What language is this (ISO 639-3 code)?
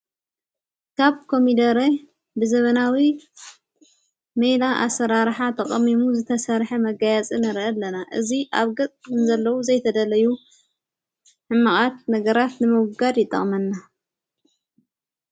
tir